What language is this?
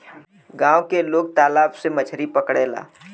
Bhojpuri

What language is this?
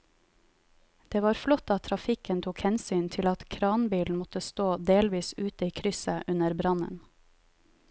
Norwegian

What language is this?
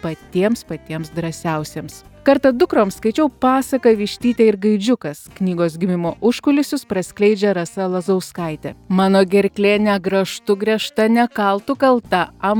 Lithuanian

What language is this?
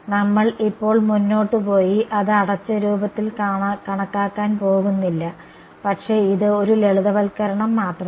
Malayalam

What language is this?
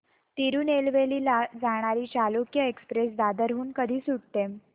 Marathi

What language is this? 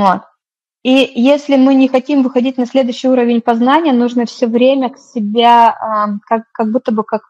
Russian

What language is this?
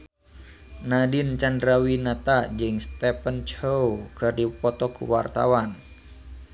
Sundanese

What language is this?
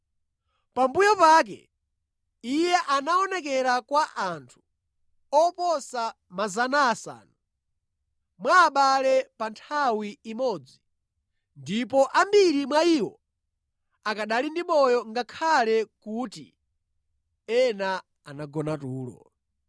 Nyanja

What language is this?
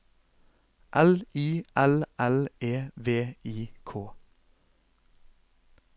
Norwegian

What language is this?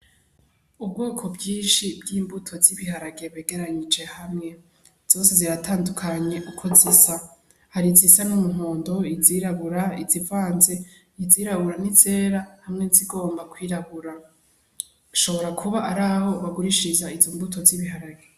Rundi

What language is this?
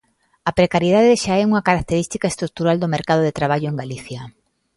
Galician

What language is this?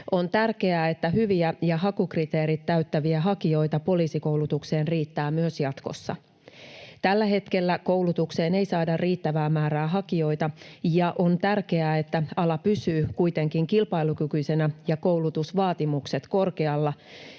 Finnish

